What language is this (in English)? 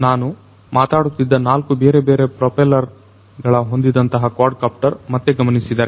Kannada